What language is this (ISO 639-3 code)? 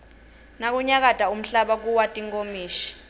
ssw